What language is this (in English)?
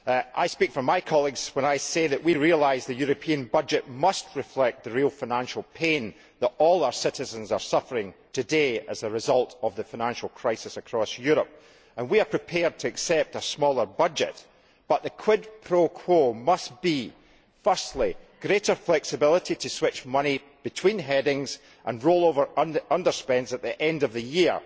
English